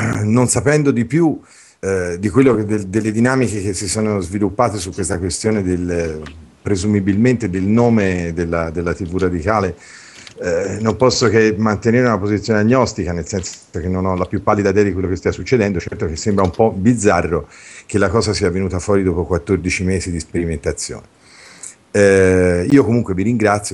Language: Italian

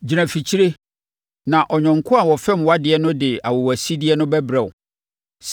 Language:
Akan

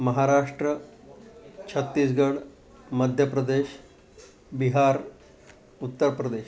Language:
Sanskrit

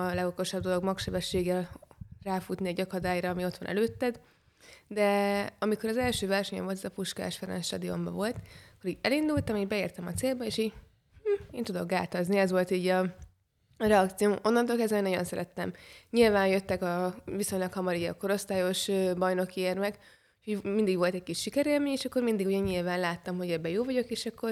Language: Hungarian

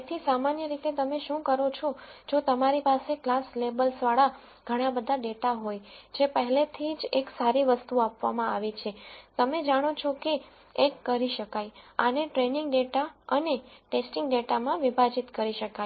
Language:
Gujarati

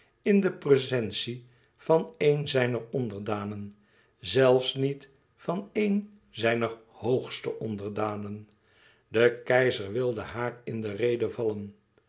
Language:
Dutch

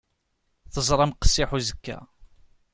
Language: Kabyle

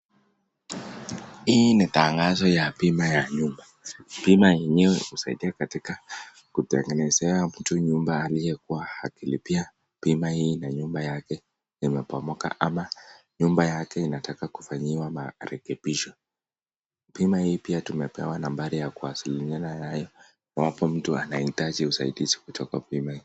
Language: Swahili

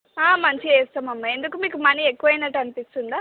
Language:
Telugu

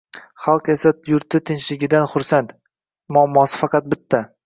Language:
Uzbek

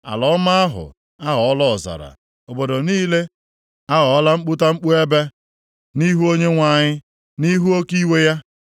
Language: Igbo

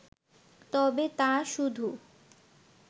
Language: Bangla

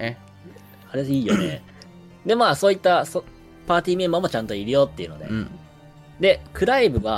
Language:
Japanese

